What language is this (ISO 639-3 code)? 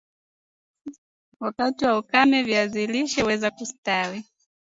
swa